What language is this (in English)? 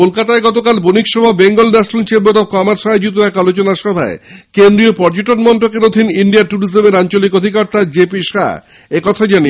Bangla